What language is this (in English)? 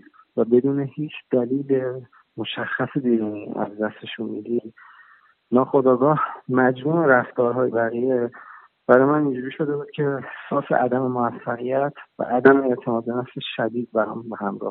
Persian